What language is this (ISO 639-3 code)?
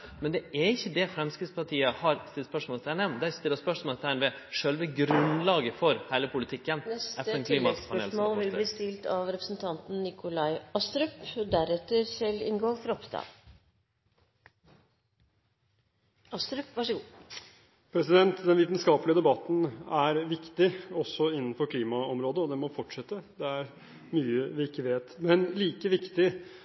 nor